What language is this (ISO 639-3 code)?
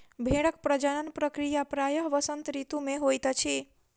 mai